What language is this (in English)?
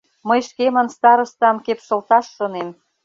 Mari